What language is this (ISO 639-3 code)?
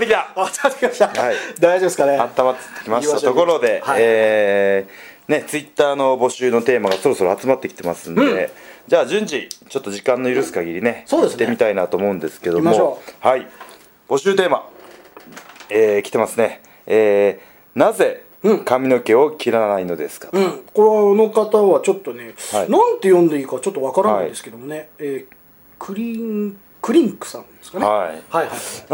jpn